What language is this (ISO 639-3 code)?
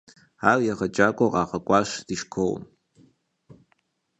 kbd